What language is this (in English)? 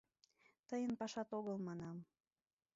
Mari